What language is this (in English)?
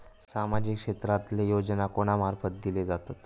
Marathi